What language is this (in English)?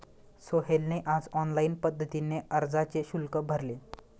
Marathi